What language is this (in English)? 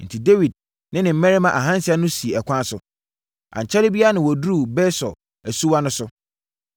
Akan